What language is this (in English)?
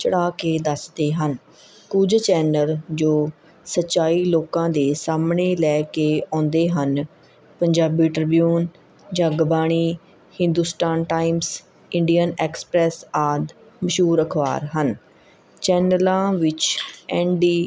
Punjabi